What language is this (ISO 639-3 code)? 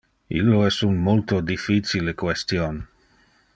ina